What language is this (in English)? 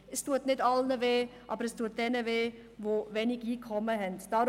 Swiss German